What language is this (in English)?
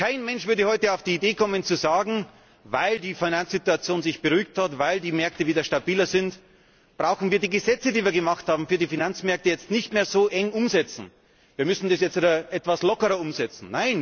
German